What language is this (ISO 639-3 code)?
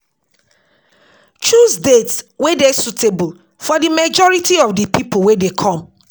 pcm